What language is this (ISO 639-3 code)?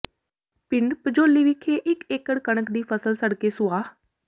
pan